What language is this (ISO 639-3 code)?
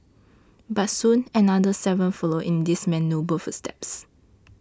eng